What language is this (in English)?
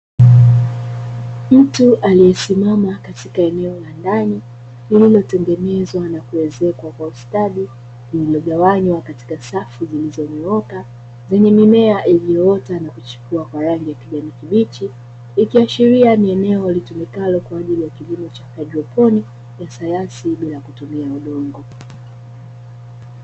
Swahili